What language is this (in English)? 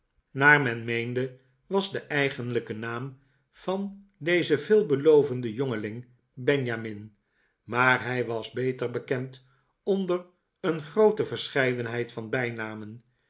Dutch